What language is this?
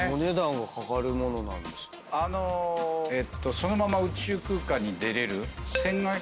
Japanese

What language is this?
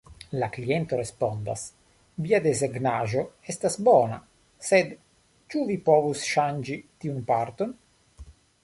Esperanto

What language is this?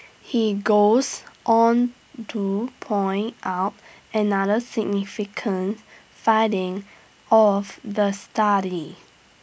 English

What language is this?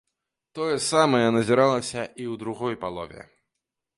Belarusian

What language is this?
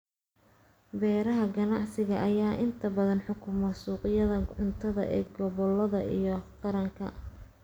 Somali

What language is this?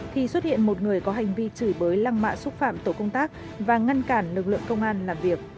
Vietnamese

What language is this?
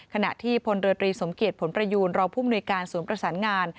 Thai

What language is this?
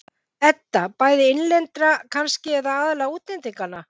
Icelandic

